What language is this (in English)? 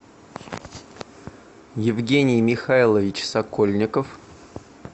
Russian